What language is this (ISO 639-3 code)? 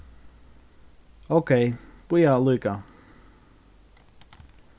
fao